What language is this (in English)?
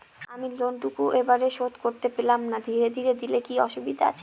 Bangla